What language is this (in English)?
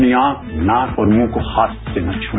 Hindi